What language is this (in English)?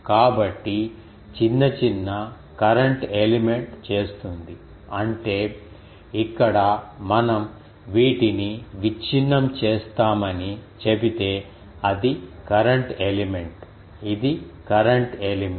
Telugu